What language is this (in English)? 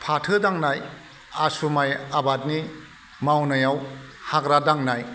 Bodo